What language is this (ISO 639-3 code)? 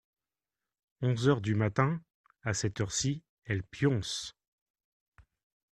fra